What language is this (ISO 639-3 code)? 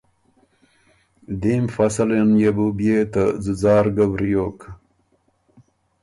oru